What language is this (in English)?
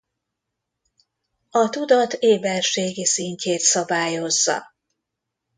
Hungarian